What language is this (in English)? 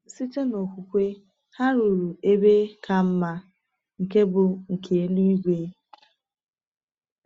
Igbo